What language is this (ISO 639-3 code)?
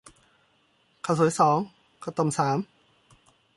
tha